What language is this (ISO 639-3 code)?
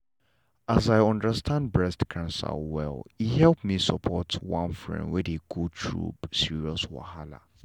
pcm